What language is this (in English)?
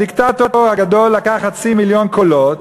Hebrew